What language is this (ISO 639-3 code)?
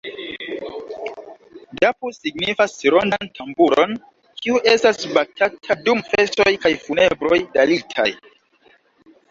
epo